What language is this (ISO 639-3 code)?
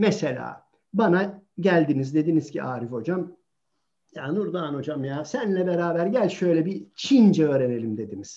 tur